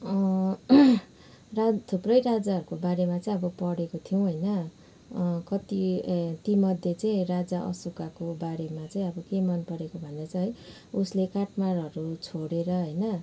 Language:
Nepali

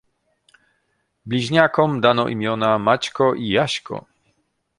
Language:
Polish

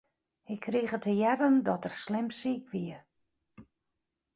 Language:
Western Frisian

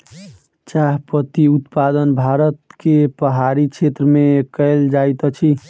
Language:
Maithili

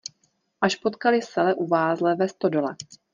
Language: Czech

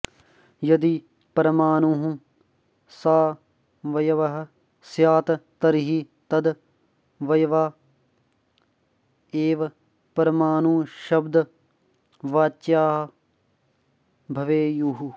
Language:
Sanskrit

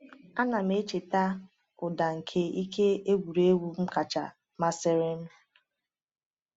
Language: Igbo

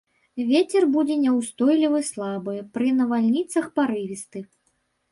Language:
Belarusian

